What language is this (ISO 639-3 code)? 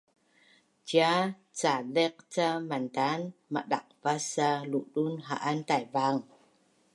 bnn